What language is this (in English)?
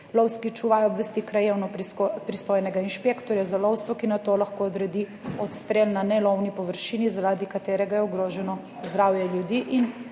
Slovenian